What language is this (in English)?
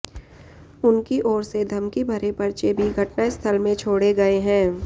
Hindi